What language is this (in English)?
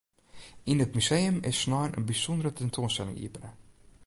Western Frisian